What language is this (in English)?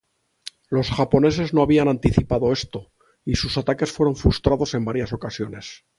Spanish